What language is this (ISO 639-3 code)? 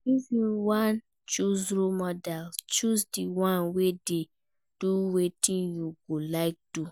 pcm